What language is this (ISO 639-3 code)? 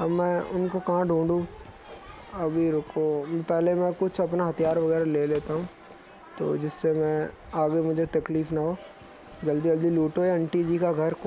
hin